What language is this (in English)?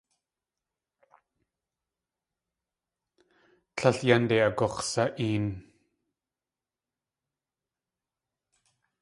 Tlingit